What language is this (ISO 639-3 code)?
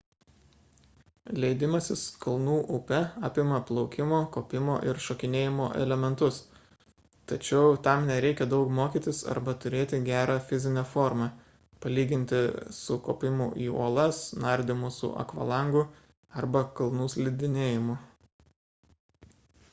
lit